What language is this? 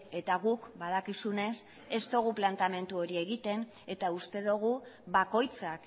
Basque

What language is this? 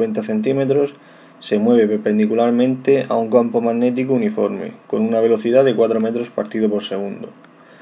Spanish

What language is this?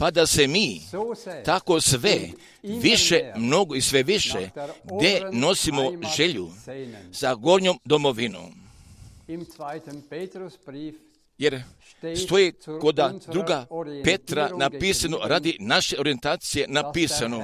Croatian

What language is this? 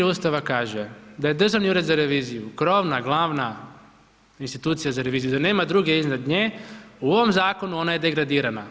Croatian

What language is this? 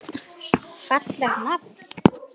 Icelandic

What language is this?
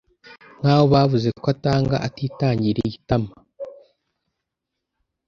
Kinyarwanda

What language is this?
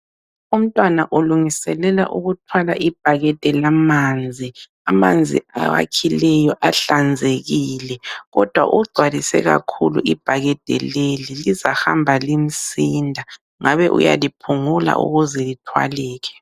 North Ndebele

